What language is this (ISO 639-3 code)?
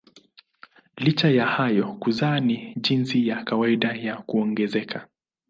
swa